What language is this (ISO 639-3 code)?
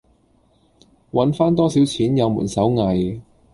yue